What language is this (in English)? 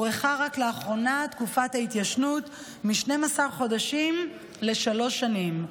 Hebrew